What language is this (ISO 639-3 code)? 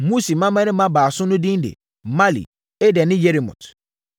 aka